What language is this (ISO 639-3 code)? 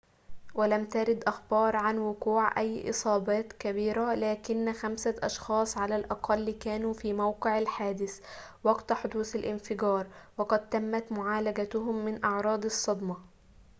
ara